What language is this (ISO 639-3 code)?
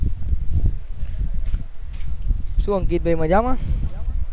guj